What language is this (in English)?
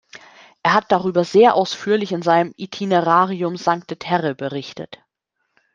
German